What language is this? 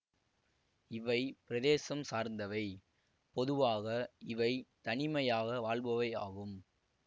Tamil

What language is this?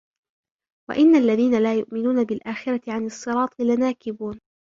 Arabic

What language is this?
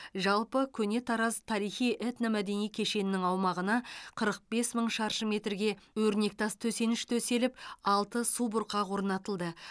Kazakh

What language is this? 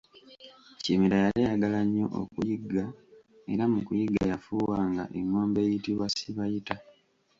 Ganda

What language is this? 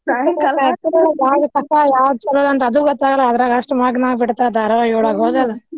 Kannada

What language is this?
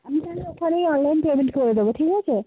Bangla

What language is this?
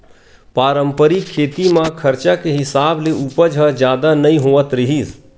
Chhattisgarhi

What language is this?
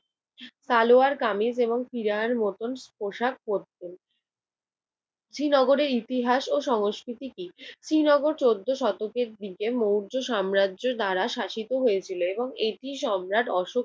Bangla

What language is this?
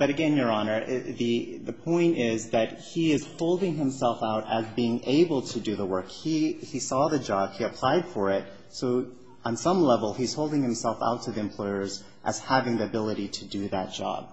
English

